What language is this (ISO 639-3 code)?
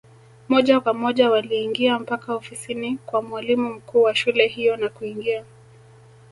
swa